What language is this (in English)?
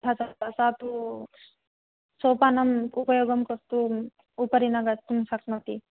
Sanskrit